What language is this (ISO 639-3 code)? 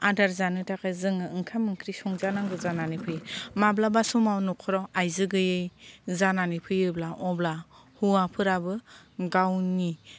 brx